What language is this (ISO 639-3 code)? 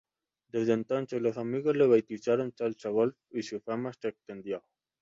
spa